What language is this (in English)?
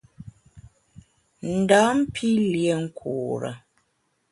Bamun